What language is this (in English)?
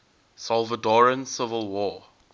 English